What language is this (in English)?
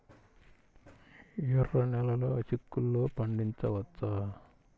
Telugu